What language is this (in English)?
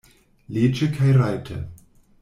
Esperanto